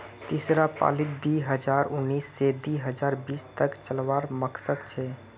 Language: Magahi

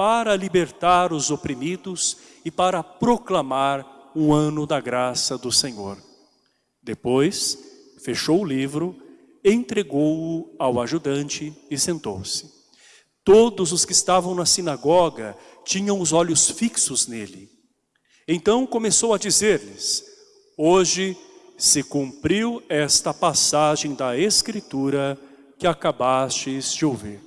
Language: Portuguese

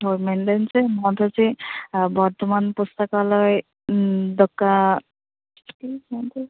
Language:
Santali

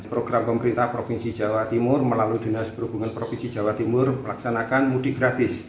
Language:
Indonesian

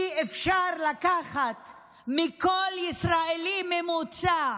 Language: Hebrew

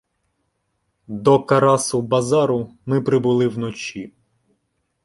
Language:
Ukrainian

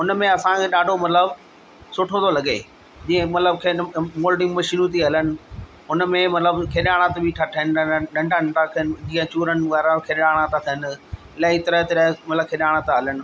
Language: Sindhi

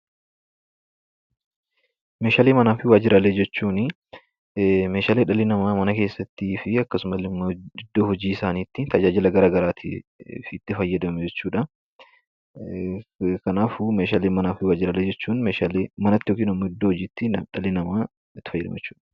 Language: Oromo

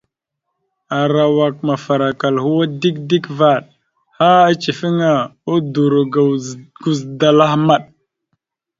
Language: Mada (Cameroon)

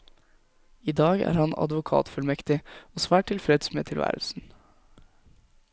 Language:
Norwegian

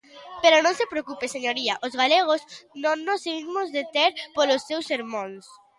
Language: Galician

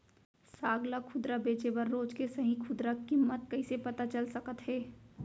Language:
Chhattisgarhi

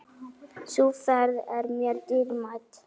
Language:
Icelandic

